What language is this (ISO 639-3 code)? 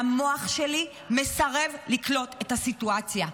heb